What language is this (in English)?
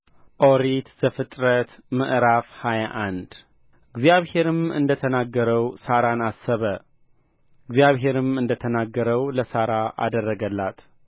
Amharic